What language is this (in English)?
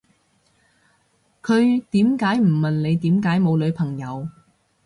Cantonese